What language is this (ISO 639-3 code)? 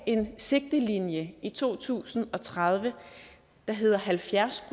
dan